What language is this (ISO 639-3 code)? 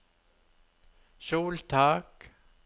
nor